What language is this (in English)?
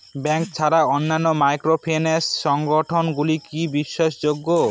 Bangla